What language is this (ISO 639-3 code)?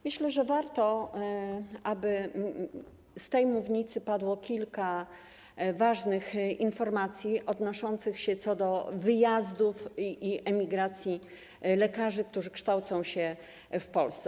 pol